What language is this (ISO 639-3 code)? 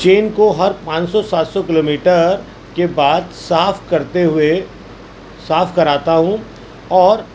urd